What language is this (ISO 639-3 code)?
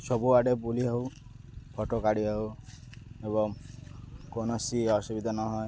ori